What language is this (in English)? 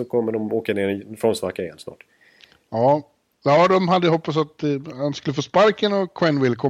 Swedish